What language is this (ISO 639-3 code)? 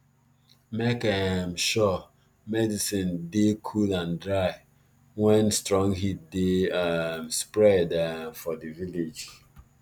pcm